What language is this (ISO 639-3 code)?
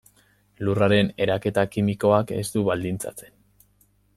eus